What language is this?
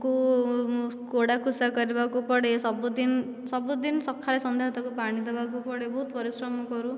Odia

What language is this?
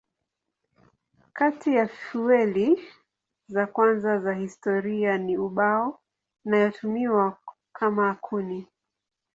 Swahili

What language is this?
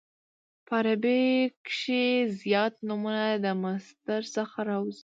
Pashto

